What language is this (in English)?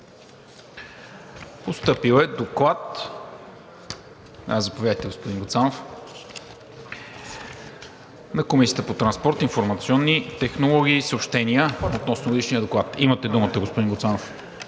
Bulgarian